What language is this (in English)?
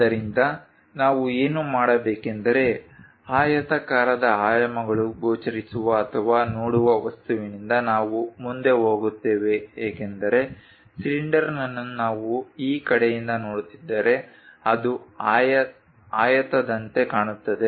Kannada